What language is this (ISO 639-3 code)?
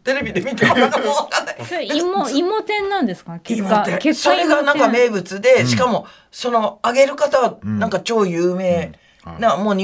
jpn